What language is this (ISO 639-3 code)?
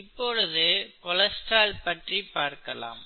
tam